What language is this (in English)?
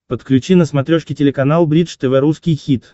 Russian